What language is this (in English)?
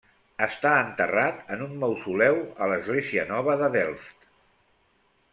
Catalan